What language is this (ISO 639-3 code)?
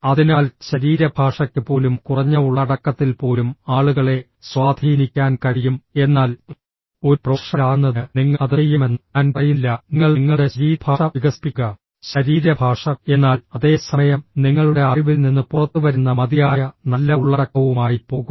mal